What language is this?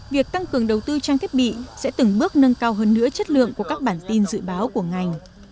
Vietnamese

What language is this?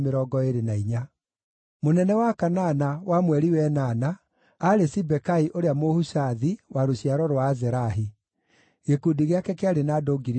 Kikuyu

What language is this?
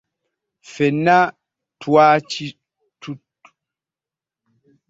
Ganda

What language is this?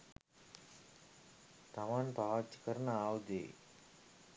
Sinhala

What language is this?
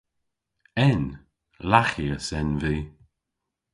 Cornish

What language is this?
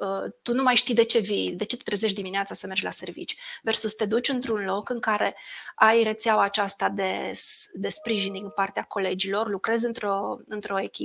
Romanian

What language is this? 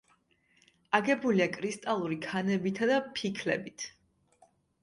Georgian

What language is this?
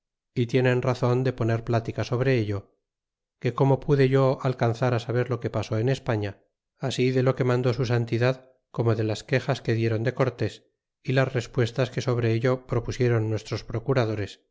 Spanish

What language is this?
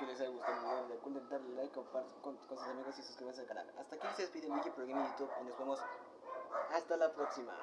Spanish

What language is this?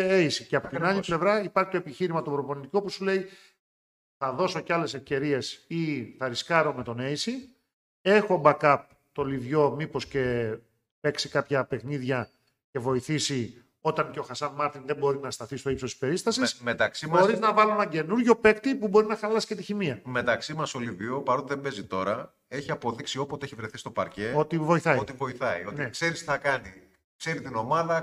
Greek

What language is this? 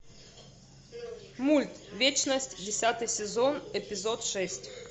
Russian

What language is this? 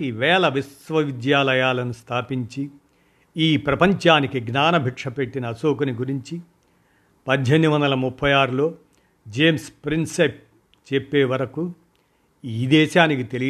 Telugu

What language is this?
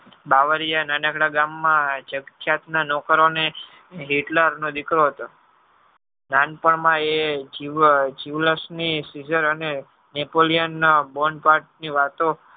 Gujarati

